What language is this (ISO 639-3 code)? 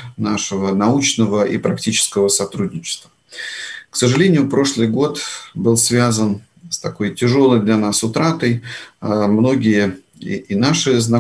rus